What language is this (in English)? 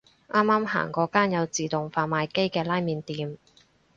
Cantonese